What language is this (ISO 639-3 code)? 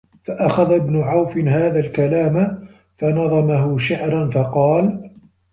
ara